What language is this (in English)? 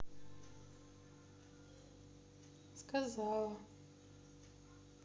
Russian